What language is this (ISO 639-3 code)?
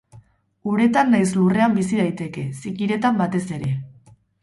eus